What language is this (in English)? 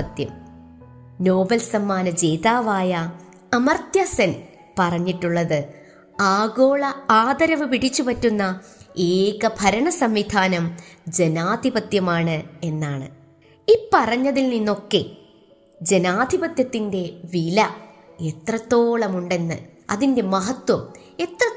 Malayalam